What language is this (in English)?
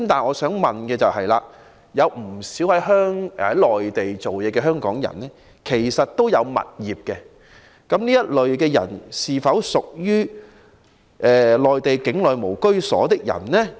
Cantonese